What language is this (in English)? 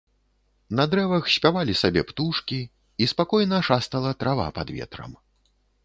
Belarusian